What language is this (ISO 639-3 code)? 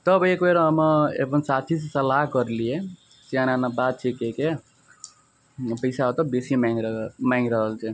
mai